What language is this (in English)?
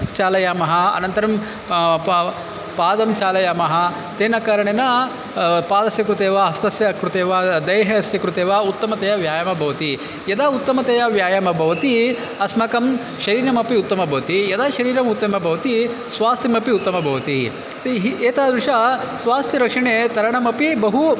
Sanskrit